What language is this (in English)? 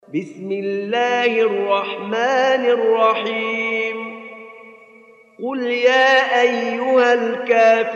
Arabic